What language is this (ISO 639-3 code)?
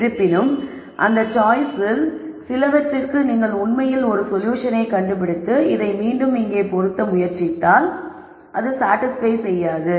tam